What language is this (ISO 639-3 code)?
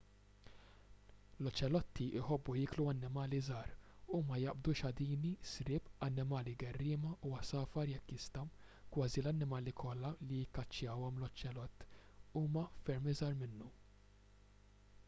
mlt